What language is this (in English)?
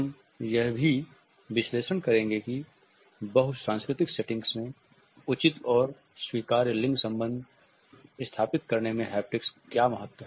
Hindi